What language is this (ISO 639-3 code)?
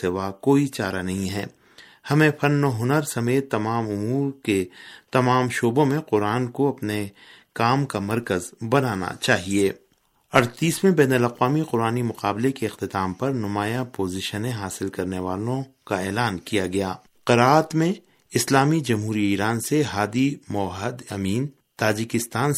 urd